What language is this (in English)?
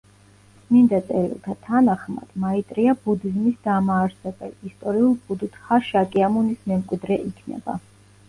Georgian